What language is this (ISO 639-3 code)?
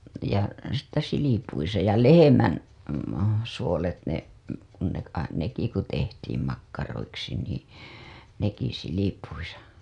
fin